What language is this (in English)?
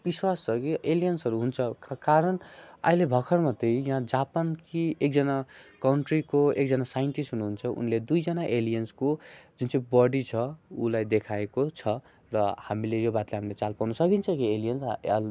Nepali